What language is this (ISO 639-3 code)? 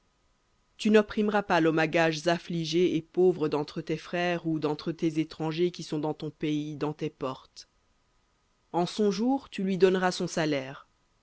fra